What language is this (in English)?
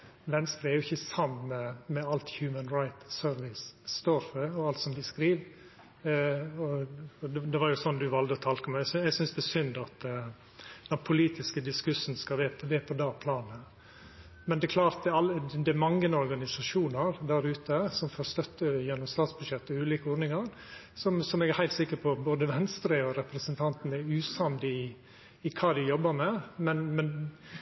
Norwegian Nynorsk